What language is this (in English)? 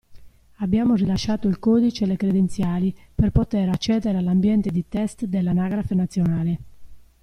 Italian